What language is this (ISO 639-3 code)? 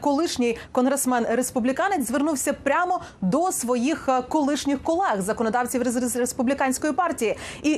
ukr